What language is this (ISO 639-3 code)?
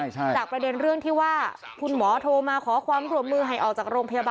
tha